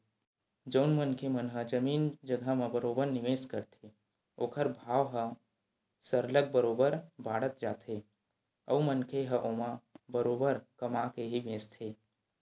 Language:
Chhattisgarhi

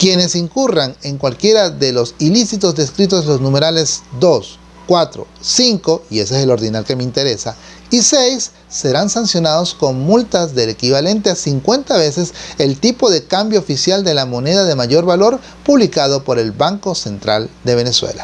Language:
Spanish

